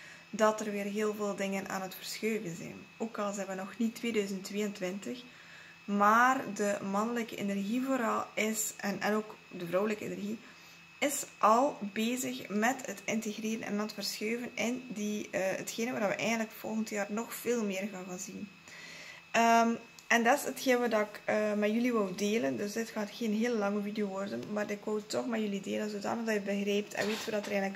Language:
Dutch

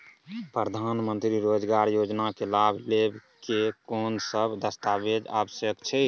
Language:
Maithili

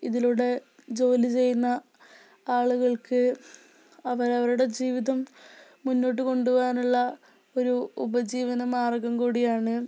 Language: Malayalam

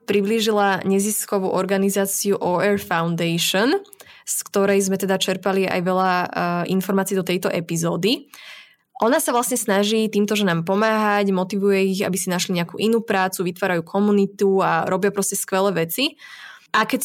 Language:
Slovak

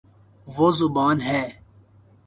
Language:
Urdu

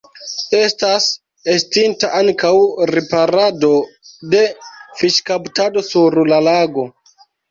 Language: Esperanto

